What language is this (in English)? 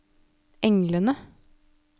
Norwegian